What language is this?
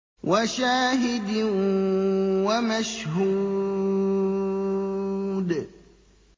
Arabic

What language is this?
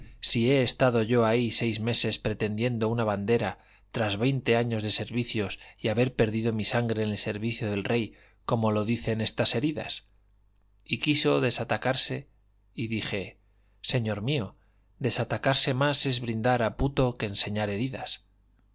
Spanish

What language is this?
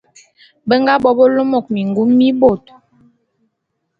Bulu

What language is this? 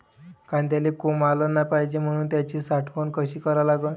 Marathi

